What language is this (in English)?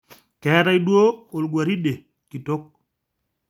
Masai